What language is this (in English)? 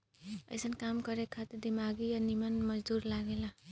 Bhojpuri